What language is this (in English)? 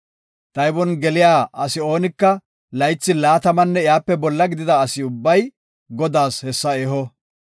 Gofa